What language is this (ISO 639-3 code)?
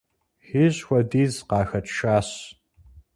kbd